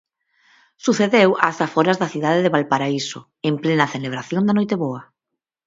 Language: Galician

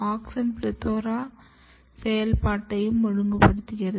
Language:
Tamil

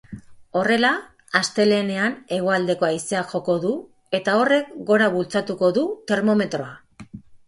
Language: Basque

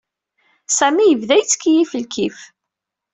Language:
Kabyle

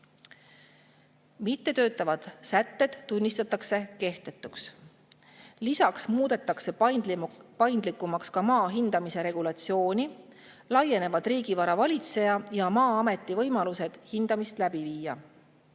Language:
Estonian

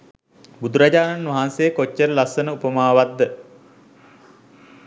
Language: Sinhala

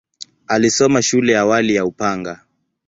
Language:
Swahili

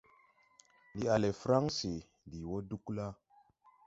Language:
Tupuri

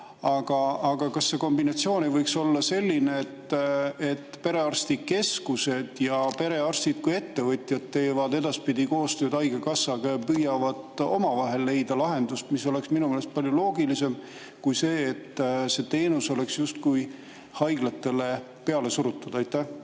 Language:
Estonian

